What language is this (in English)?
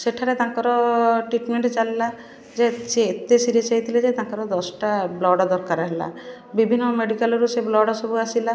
Odia